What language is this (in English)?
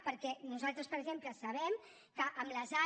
Catalan